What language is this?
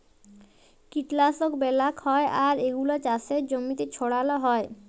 Bangla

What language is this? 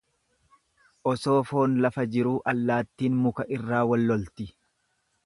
Oromo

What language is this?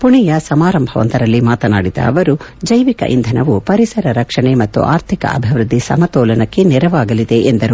Kannada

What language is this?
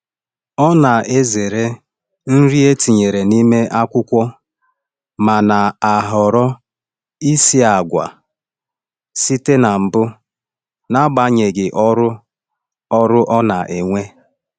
Igbo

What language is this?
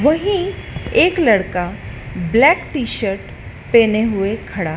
Hindi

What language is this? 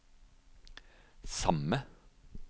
Norwegian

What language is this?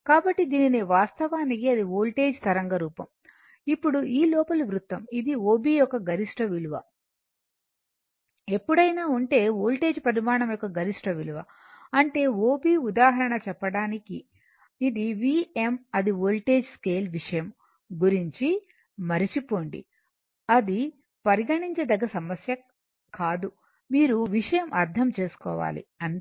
Telugu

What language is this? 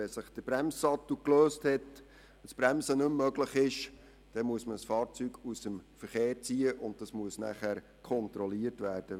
Swiss German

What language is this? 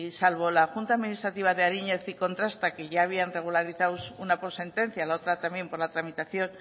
Spanish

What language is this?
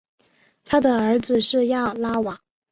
Chinese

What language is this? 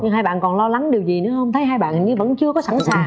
Vietnamese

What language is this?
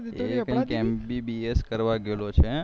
Gujarati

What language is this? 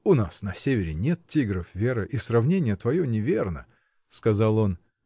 Russian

